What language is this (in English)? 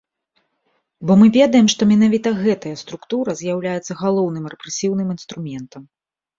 Belarusian